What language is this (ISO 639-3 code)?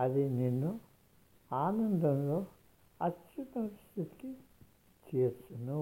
tel